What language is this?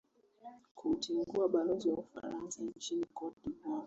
Swahili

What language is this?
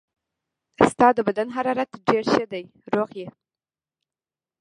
Pashto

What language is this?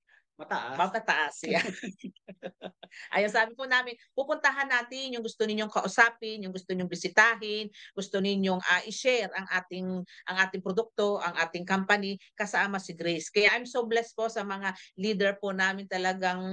Filipino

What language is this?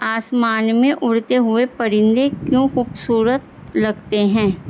Urdu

